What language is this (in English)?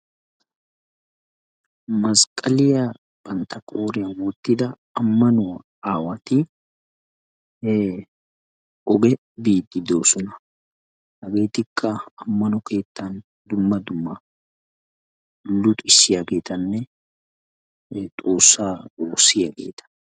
Wolaytta